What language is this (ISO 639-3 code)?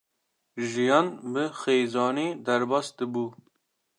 kur